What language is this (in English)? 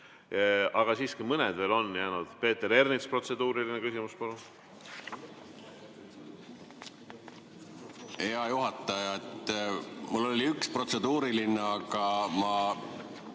Estonian